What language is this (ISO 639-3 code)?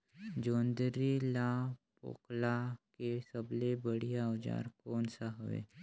hne